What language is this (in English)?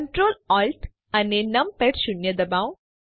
Gujarati